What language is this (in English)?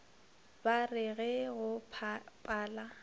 Northern Sotho